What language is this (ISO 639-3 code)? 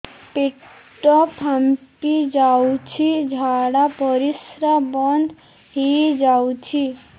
ori